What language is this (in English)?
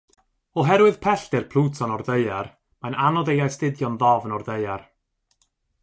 Welsh